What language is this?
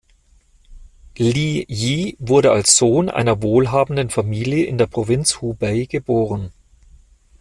German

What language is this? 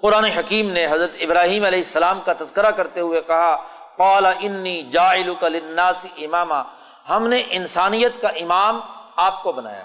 Urdu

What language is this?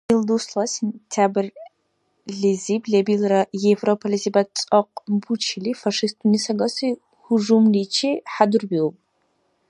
Dargwa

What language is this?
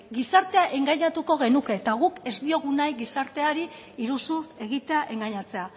Basque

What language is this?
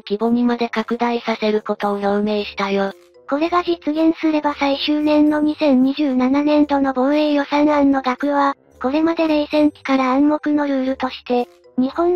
Japanese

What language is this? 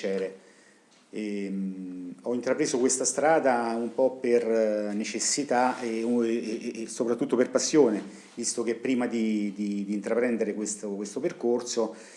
Italian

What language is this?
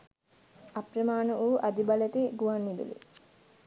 Sinhala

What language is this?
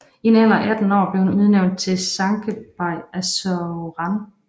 Danish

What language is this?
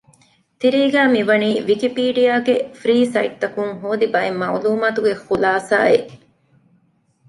Divehi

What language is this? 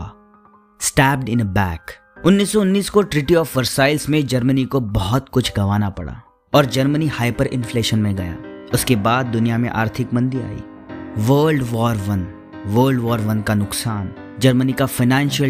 Hindi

